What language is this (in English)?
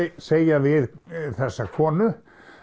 Icelandic